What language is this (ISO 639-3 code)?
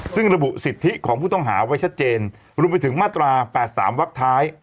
tha